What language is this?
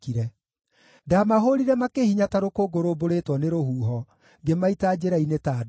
Kikuyu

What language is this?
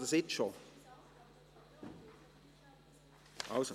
Swiss German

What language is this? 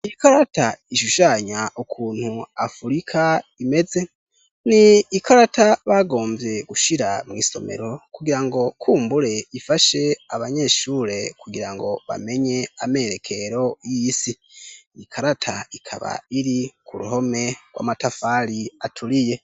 Rundi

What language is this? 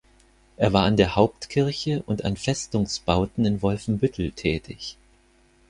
German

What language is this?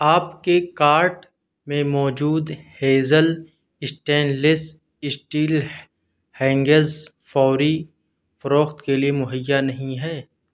Urdu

